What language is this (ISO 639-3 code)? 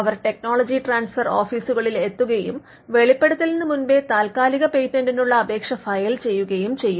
mal